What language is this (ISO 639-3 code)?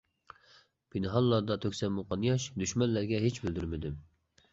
uig